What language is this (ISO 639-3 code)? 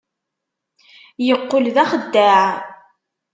kab